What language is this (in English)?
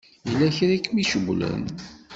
Kabyle